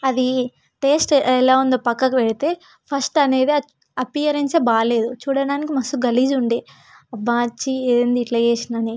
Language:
Telugu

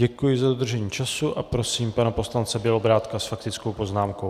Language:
Czech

